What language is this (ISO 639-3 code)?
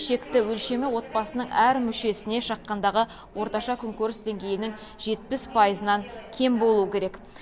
kaz